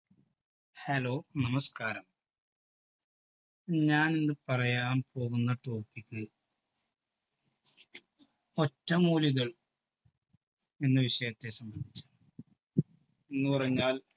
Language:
Malayalam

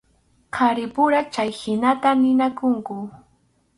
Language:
Arequipa-La Unión Quechua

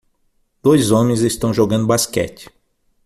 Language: Portuguese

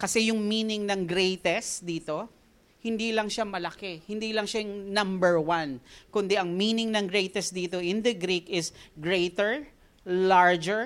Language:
Filipino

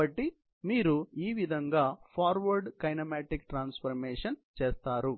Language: Telugu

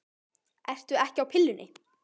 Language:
Icelandic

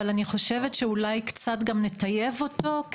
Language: Hebrew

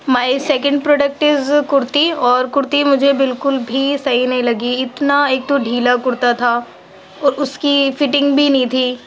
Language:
Urdu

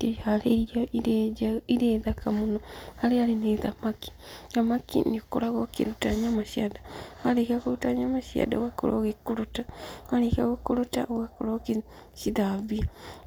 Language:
Kikuyu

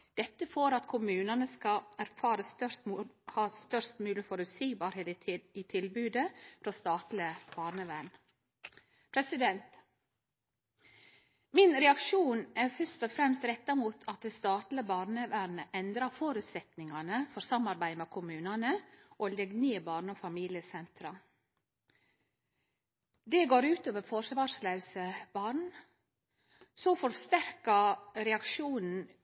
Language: Norwegian Nynorsk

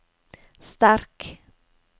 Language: Norwegian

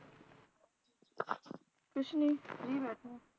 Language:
Punjabi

